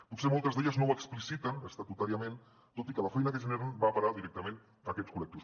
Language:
Catalan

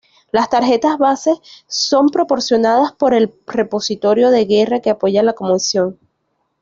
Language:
Spanish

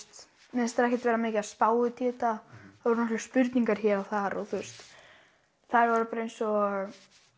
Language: Icelandic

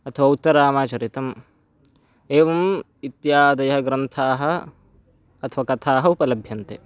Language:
Sanskrit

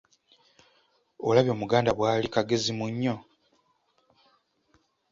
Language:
Ganda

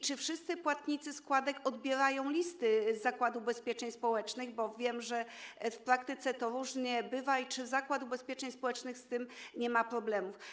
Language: Polish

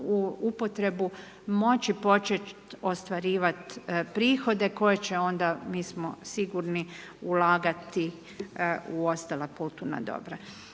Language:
Croatian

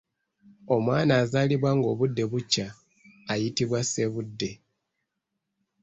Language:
Ganda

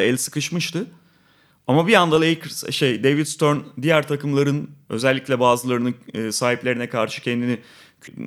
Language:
Turkish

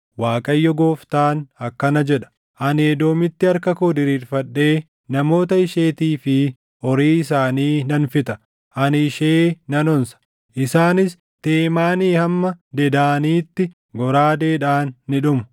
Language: Oromo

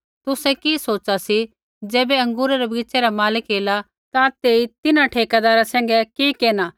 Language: Kullu Pahari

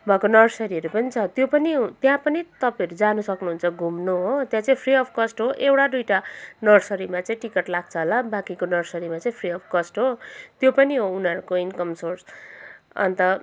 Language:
Nepali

